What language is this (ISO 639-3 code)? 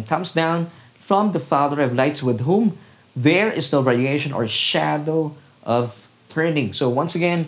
fil